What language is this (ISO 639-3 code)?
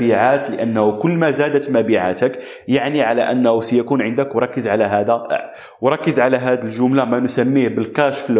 ara